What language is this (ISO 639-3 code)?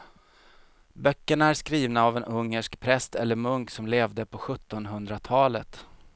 swe